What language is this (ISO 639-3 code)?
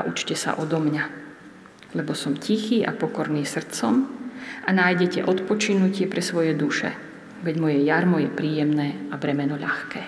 slk